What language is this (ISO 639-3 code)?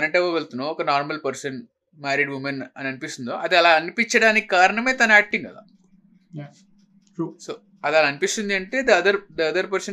tel